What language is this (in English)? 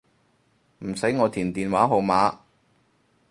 Cantonese